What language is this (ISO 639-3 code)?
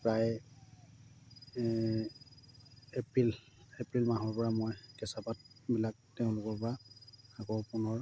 asm